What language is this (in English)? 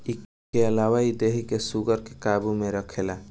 Bhojpuri